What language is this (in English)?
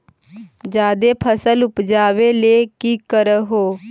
Magahi